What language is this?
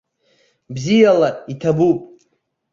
Abkhazian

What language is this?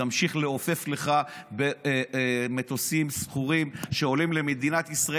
Hebrew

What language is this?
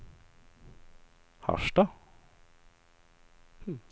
Swedish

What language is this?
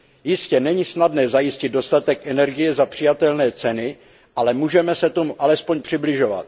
Czech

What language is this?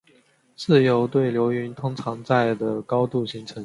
Chinese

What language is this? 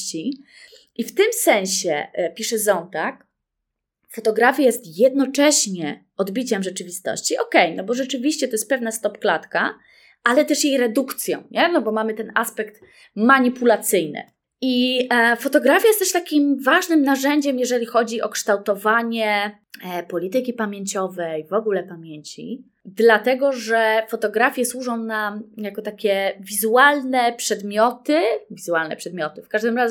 Polish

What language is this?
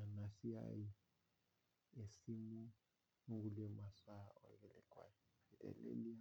Masai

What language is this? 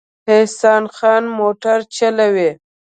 Pashto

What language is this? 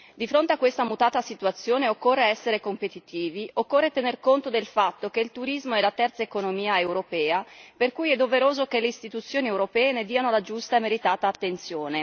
Italian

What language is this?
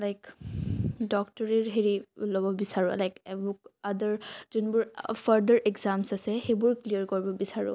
Assamese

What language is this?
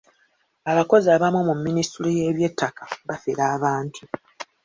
Ganda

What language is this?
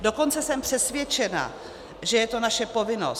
Czech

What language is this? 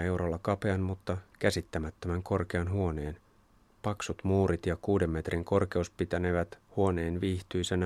Finnish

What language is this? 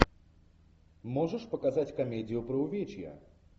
Russian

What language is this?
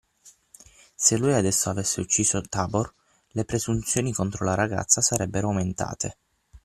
Italian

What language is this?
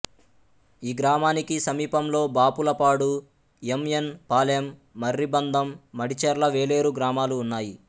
Telugu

